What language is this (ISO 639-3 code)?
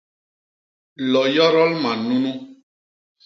bas